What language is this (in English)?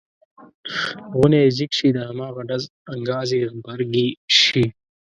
Pashto